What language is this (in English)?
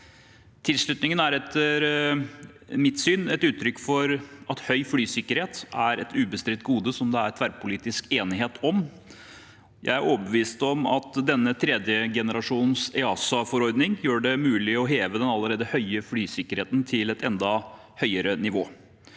Norwegian